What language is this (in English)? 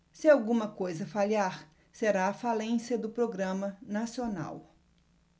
Portuguese